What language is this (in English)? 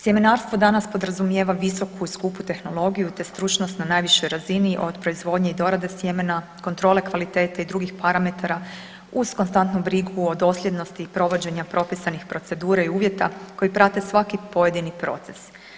Croatian